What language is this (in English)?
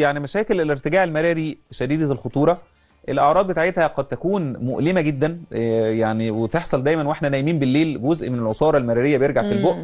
Arabic